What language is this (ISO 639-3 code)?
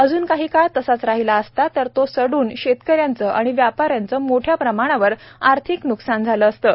mar